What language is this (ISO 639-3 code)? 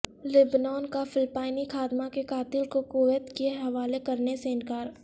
urd